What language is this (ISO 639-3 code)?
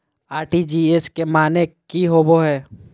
mag